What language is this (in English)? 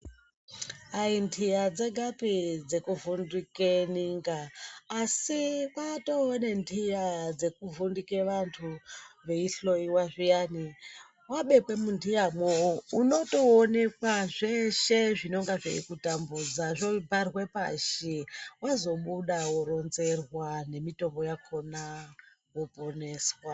Ndau